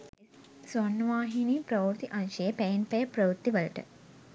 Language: Sinhala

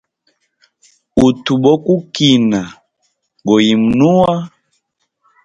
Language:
Hemba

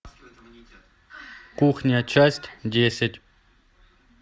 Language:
Russian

